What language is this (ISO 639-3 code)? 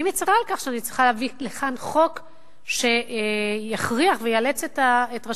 heb